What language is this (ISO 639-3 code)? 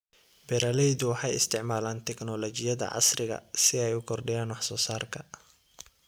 som